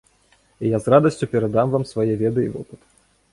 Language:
Belarusian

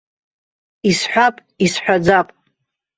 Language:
Abkhazian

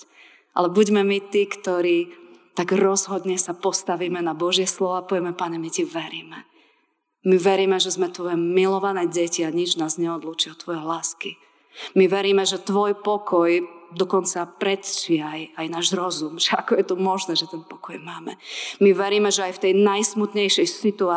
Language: Slovak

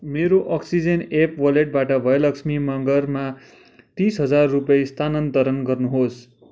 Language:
Nepali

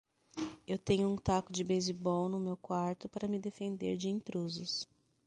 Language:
Portuguese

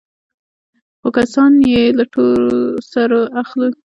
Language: Pashto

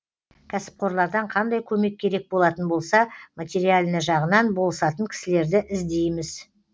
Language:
Kazakh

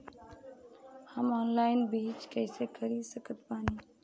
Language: Bhojpuri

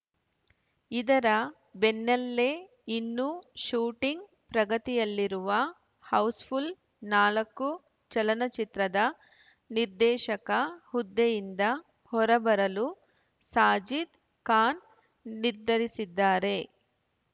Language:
Kannada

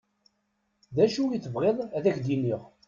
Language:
Kabyle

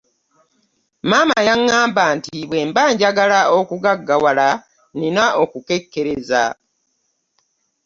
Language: Ganda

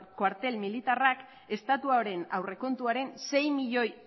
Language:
Basque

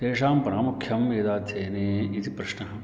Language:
Sanskrit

